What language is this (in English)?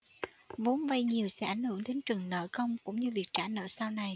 Vietnamese